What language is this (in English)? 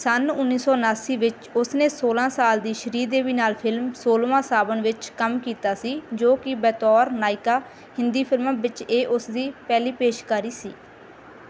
Punjabi